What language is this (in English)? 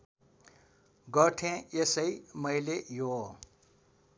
Nepali